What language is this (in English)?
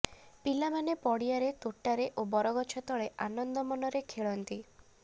Odia